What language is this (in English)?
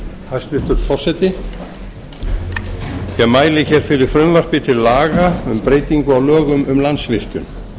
Icelandic